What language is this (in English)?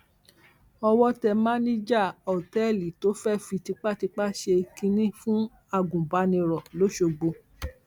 Yoruba